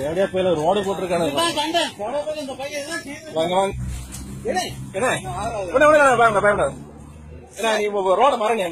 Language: Spanish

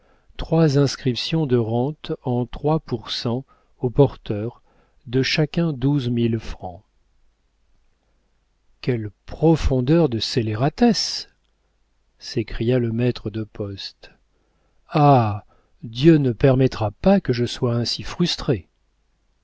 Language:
French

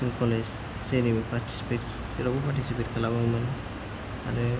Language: Bodo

